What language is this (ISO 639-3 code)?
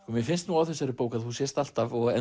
isl